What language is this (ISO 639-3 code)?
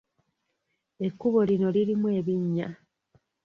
lug